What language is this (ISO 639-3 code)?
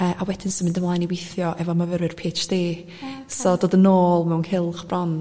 cym